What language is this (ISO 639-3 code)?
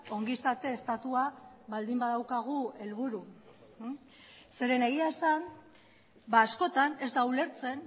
eus